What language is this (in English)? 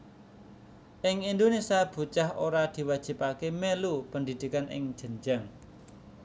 Javanese